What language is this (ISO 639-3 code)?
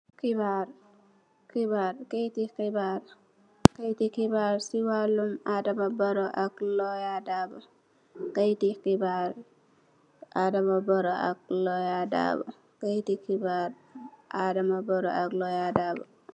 wol